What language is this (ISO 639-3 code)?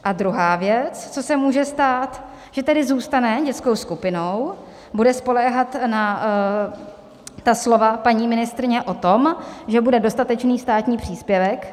ces